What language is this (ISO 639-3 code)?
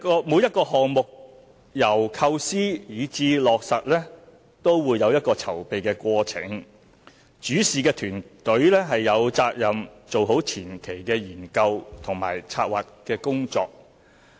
yue